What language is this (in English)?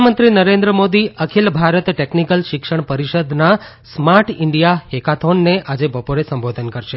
Gujarati